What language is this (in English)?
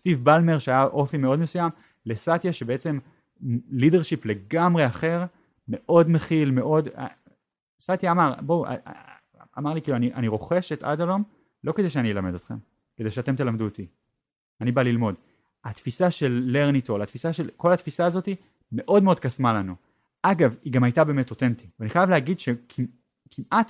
Hebrew